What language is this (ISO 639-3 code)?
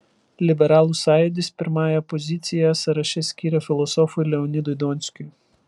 lit